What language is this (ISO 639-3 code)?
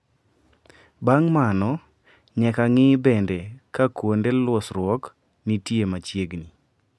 luo